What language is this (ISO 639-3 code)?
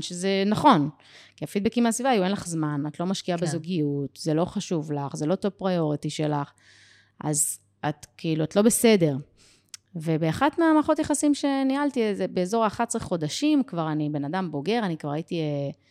heb